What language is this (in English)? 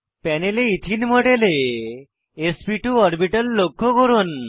Bangla